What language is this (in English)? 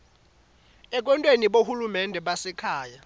Swati